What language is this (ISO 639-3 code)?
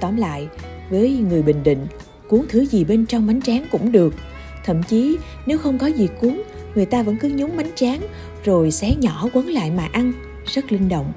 vie